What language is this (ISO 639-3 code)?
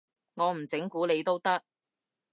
yue